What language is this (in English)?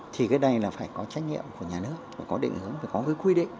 Vietnamese